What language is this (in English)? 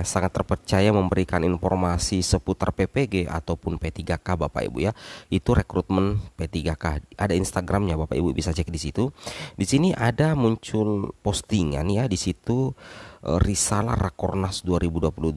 Indonesian